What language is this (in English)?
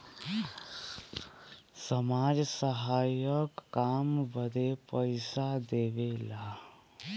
Bhojpuri